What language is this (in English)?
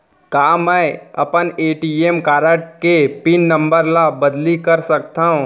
Chhattisgarhi